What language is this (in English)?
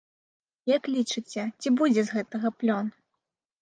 Belarusian